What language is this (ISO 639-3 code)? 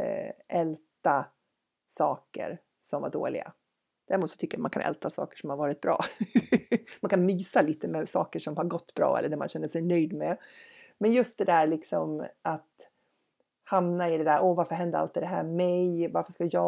swe